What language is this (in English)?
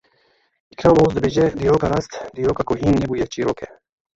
Kurdish